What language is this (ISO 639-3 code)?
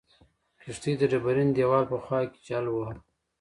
pus